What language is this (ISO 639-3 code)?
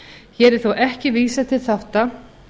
isl